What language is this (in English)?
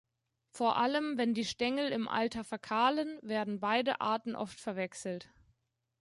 German